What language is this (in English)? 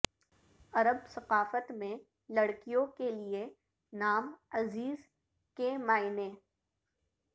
Urdu